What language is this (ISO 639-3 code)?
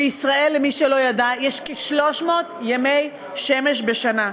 heb